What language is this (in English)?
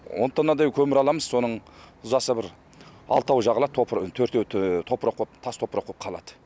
Kazakh